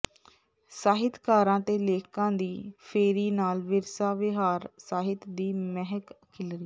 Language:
Punjabi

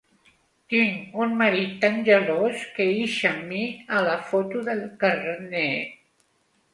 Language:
Catalan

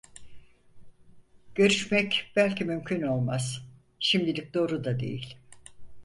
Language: Turkish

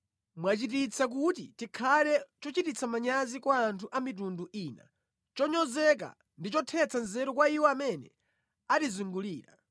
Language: Nyanja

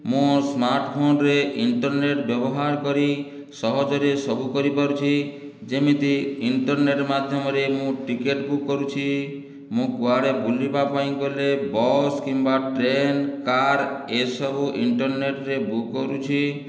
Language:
Odia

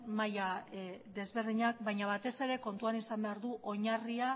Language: Basque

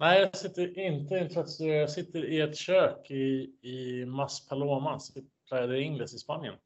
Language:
Swedish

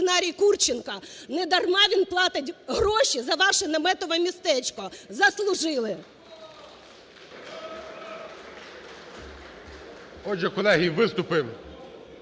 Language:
Ukrainian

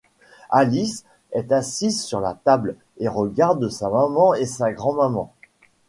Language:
French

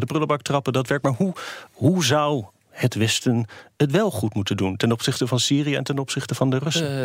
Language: Dutch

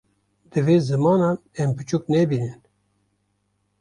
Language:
Kurdish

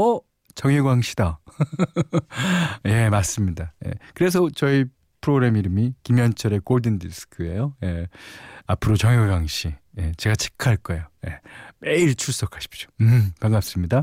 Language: Korean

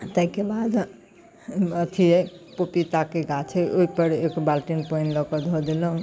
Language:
Maithili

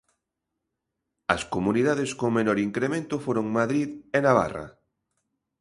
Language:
Galician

